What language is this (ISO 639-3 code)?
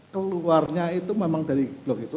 ind